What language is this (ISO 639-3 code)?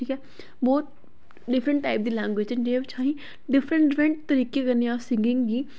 doi